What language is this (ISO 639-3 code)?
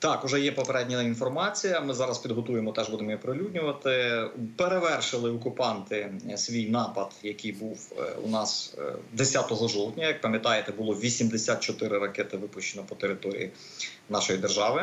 ukr